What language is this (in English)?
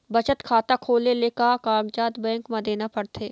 Chhattisgarhi